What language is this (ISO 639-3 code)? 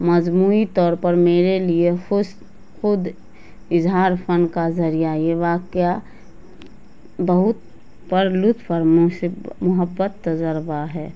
urd